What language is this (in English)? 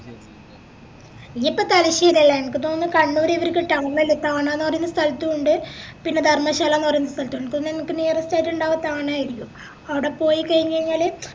Malayalam